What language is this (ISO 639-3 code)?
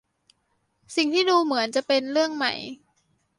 tha